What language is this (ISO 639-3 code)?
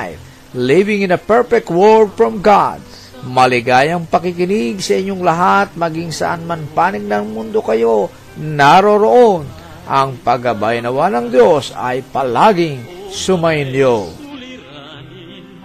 fil